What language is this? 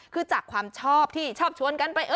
Thai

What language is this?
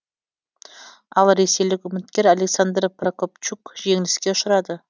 Kazakh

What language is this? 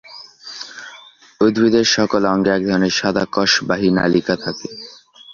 Bangla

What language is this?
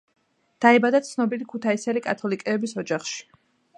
Georgian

